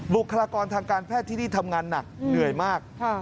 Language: Thai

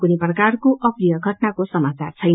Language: Nepali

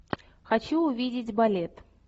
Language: Russian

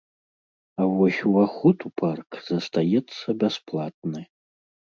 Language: Belarusian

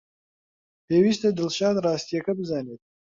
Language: Central Kurdish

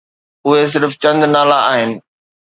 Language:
Sindhi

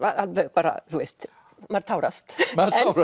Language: Icelandic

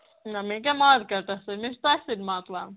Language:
Kashmiri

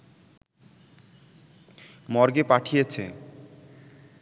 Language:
Bangla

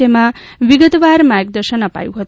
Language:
Gujarati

